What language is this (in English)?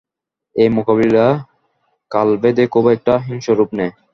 Bangla